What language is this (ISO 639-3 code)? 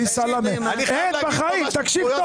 heb